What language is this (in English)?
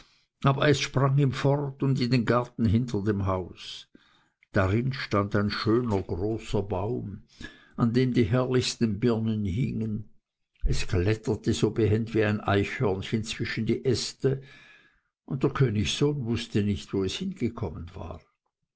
German